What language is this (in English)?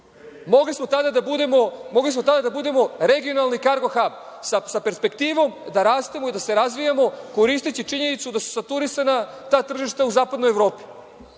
Serbian